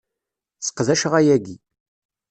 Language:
Kabyle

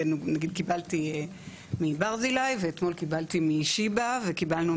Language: Hebrew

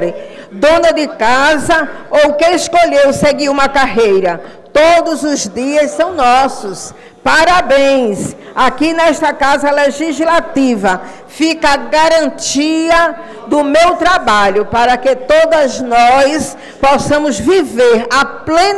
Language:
Portuguese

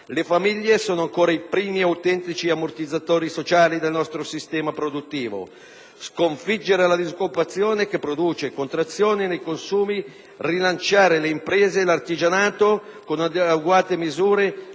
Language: Italian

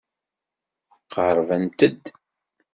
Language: Kabyle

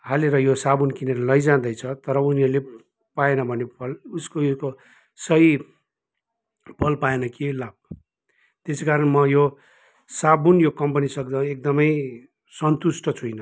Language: Nepali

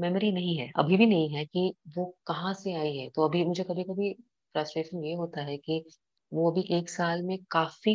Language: Hindi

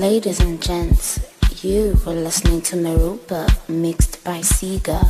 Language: English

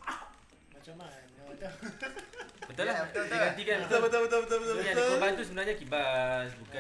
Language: Malay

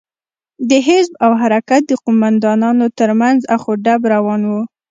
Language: Pashto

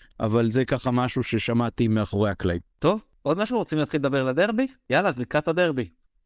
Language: Hebrew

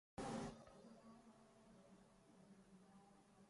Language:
Urdu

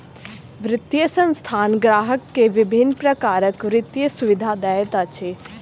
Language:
Maithili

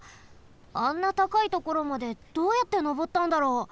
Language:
Japanese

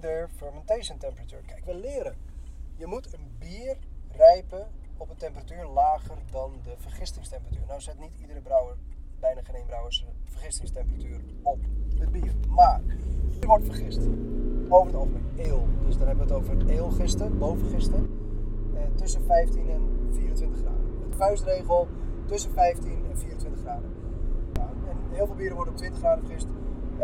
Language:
Dutch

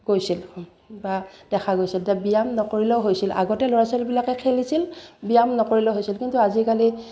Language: Assamese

